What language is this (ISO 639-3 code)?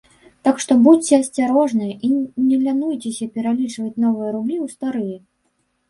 bel